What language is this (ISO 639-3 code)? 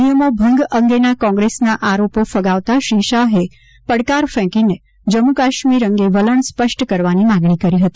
guj